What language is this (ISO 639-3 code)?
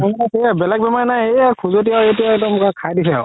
asm